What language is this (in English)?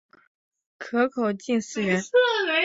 Chinese